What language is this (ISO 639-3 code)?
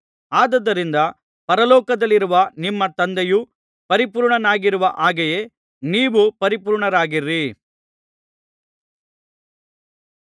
kan